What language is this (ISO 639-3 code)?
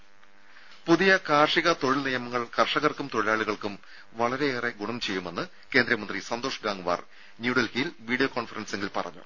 mal